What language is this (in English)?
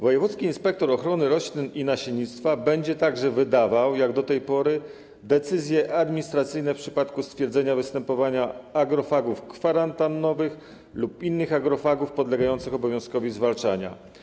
Polish